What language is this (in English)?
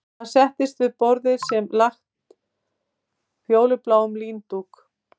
Icelandic